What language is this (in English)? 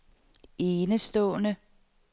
Danish